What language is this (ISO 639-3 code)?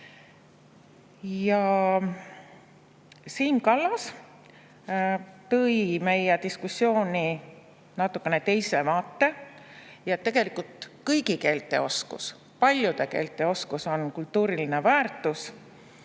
est